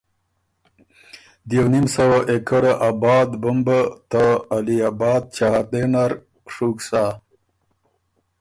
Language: Ormuri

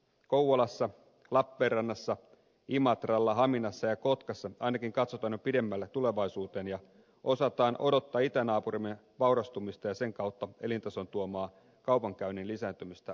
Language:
Finnish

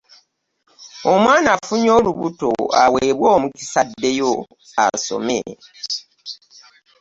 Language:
Ganda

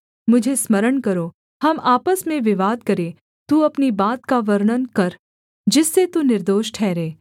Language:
Hindi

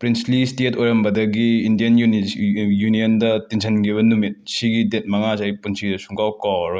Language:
Manipuri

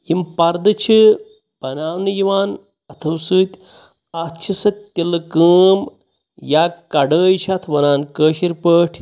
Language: Kashmiri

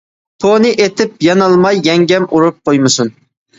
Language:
Uyghur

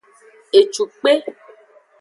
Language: Aja (Benin)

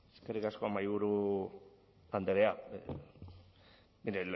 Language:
Basque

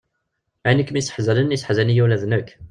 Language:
Kabyle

